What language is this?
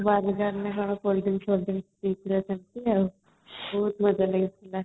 Odia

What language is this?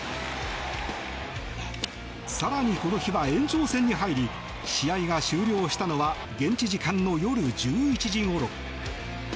Japanese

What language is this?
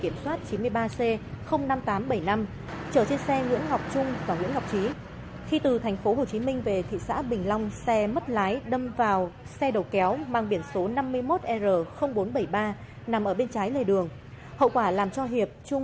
Vietnamese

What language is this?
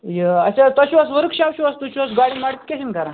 Kashmiri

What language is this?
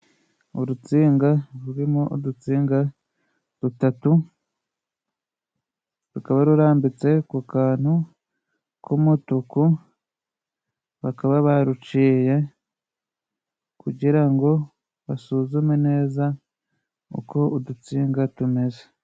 Kinyarwanda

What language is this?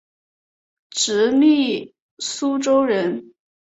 Chinese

